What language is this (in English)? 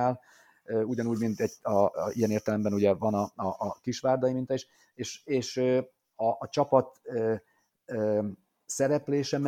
Hungarian